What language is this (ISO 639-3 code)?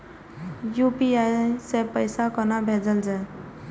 mai